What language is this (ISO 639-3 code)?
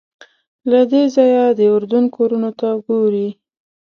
pus